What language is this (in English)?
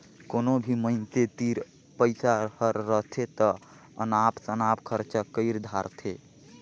Chhattisgarhi